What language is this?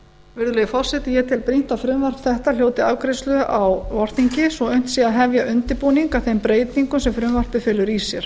Icelandic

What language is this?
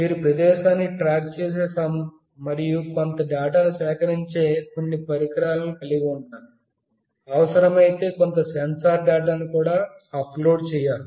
Telugu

